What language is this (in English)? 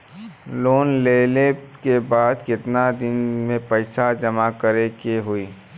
Bhojpuri